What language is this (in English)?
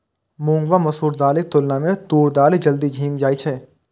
Maithili